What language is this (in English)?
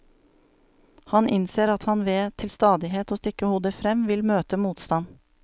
Norwegian